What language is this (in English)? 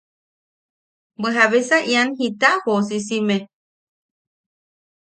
Yaqui